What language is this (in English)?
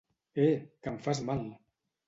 Catalan